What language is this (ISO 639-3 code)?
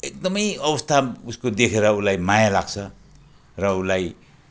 nep